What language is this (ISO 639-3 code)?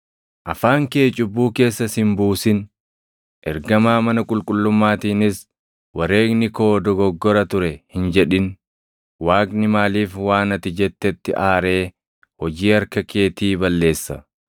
orm